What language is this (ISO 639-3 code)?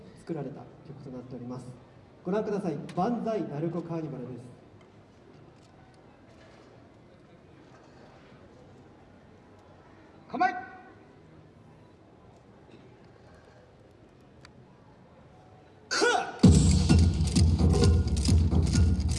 jpn